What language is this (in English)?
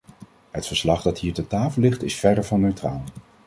Dutch